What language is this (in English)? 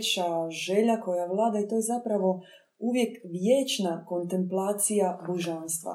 Croatian